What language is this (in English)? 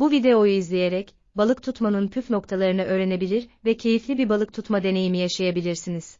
Turkish